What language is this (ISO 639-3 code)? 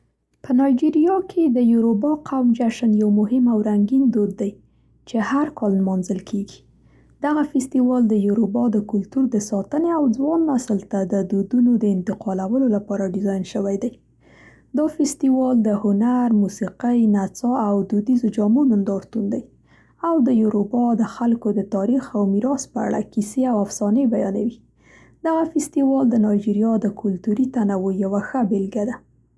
pst